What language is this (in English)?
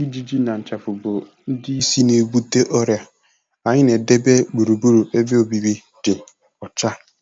Igbo